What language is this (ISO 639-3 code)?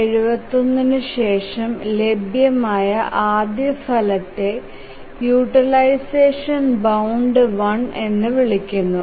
mal